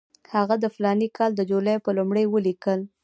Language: Pashto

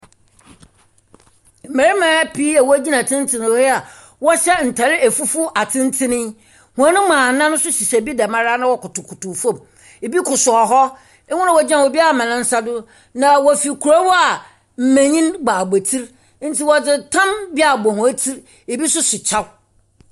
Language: Akan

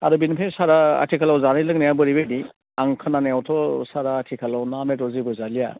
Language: Bodo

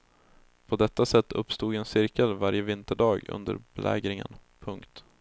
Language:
Swedish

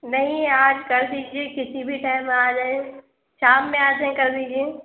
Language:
Urdu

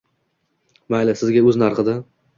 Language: Uzbek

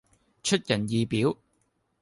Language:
Cantonese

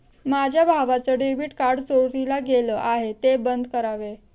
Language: Marathi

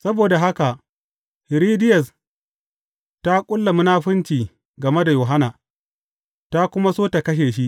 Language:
Hausa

